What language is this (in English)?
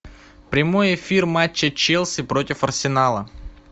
Russian